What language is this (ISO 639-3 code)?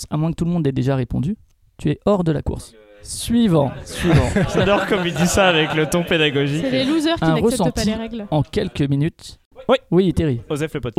fra